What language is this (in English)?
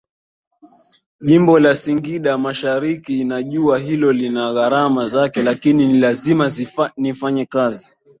Swahili